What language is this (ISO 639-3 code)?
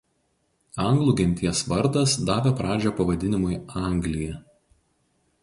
lit